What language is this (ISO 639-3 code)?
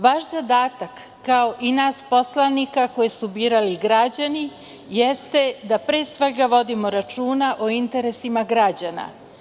srp